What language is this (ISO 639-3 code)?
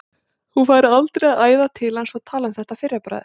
isl